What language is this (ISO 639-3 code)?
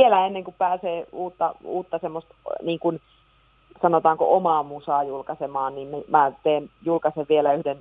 fin